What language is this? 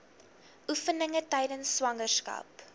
Afrikaans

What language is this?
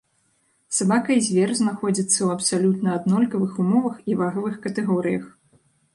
Belarusian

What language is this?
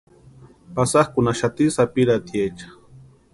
Western Highland Purepecha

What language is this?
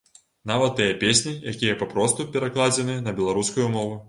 Belarusian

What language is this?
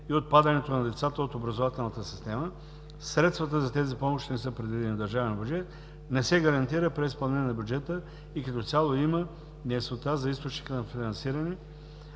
Bulgarian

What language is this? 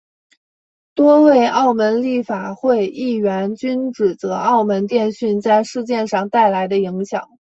Chinese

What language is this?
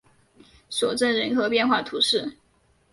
Chinese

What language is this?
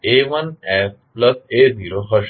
Gujarati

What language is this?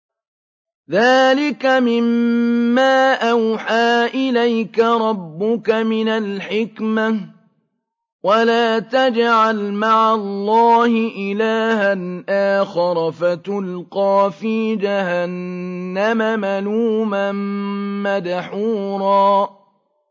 Arabic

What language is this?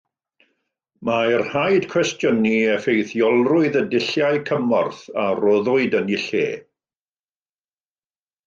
Welsh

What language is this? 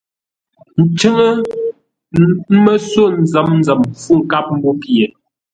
Ngombale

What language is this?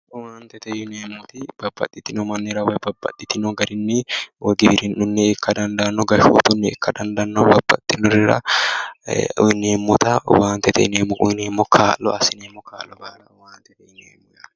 Sidamo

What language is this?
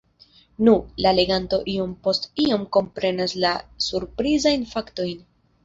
Esperanto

